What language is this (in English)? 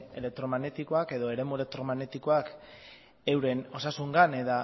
Basque